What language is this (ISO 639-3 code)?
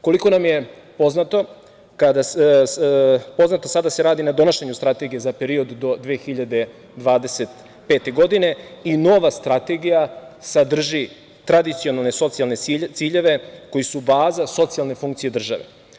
srp